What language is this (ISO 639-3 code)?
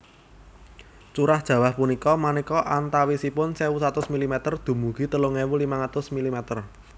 jav